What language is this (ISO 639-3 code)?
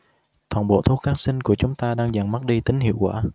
vie